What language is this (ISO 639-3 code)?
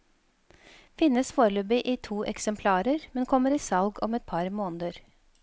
nor